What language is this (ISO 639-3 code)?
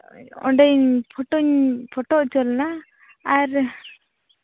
sat